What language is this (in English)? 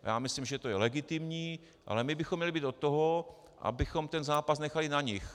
Czech